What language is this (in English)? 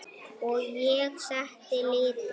Icelandic